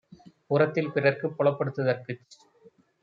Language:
Tamil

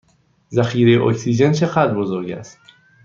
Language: Persian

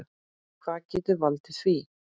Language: Icelandic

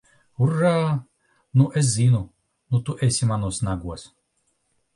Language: Latvian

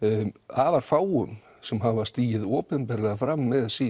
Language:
Icelandic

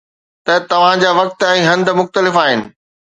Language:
Sindhi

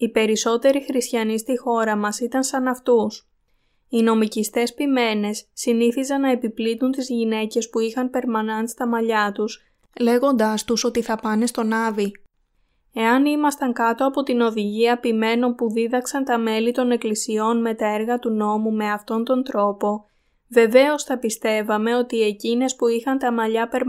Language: Greek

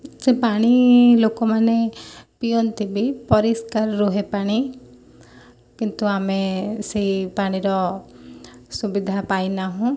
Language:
Odia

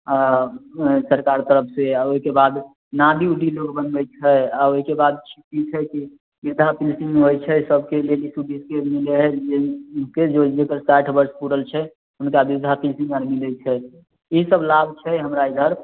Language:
Maithili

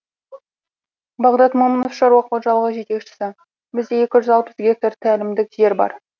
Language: Kazakh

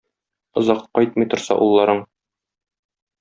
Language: Tatar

